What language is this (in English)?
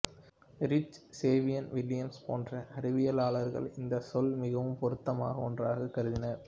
Tamil